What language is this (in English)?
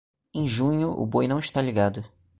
Portuguese